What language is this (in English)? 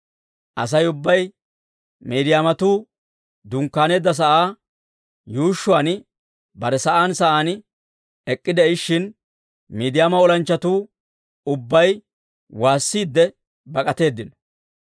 Dawro